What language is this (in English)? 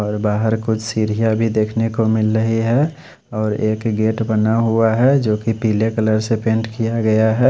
Hindi